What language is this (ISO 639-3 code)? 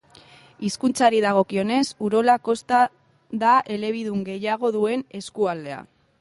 eus